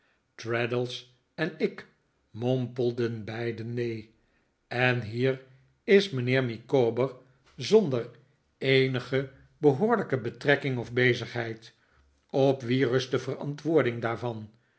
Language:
Dutch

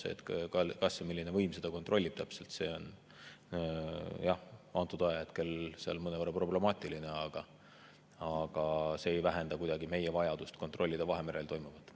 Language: Estonian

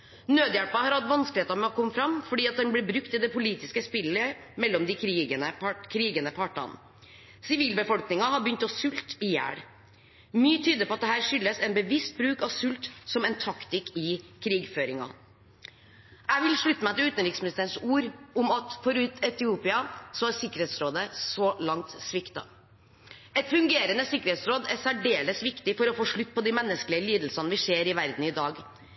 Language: Norwegian Bokmål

